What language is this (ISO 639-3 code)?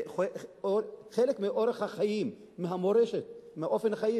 heb